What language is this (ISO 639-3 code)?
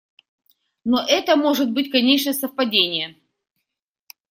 rus